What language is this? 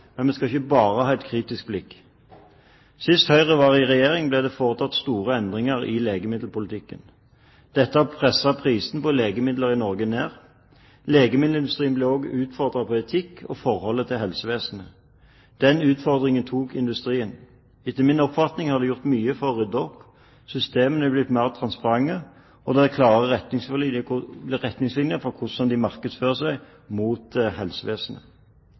Norwegian Bokmål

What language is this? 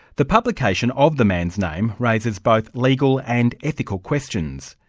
English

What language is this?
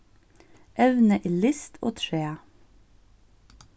Faroese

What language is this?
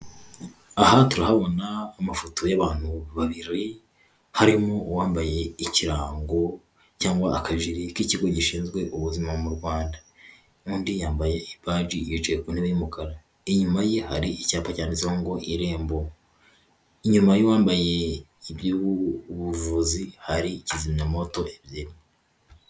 Kinyarwanda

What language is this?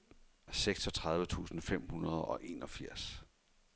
Danish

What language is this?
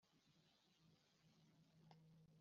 Kinyarwanda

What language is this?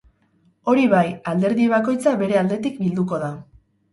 Basque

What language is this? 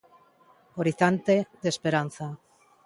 Galician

